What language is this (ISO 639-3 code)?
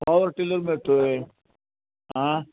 mar